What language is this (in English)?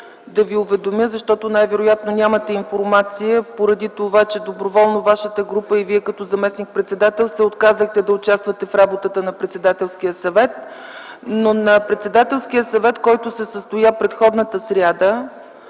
Bulgarian